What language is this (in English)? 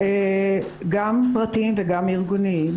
Hebrew